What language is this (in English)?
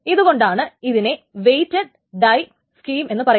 Malayalam